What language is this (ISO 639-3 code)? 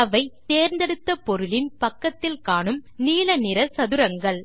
tam